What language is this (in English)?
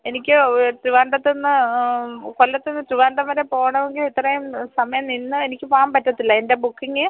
Malayalam